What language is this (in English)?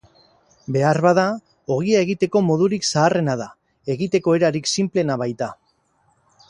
Basque